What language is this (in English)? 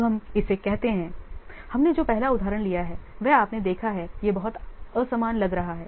Hindi